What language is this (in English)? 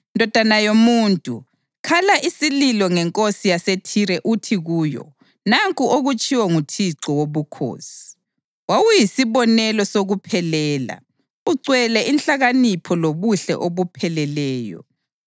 North Ndebele